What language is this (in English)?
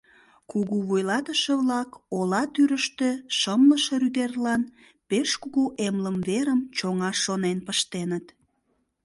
Mari